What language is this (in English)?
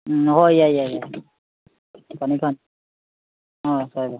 Manipuri